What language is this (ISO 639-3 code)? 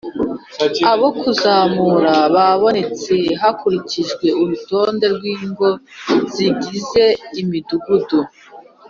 kin